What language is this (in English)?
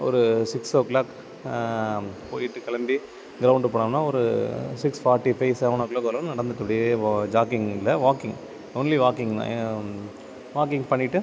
Tamil